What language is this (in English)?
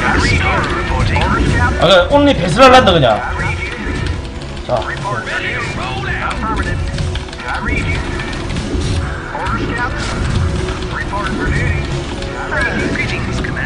Korean